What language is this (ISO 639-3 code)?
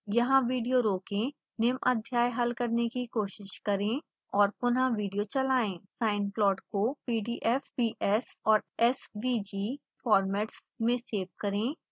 hin